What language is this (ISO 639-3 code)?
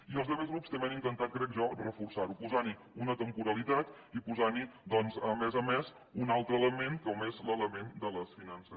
cat